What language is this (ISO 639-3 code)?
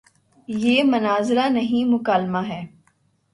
urd